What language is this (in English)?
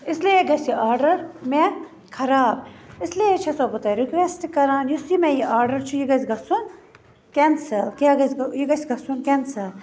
Kashmiri